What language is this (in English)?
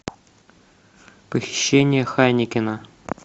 Russian